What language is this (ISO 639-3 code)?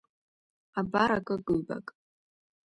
abk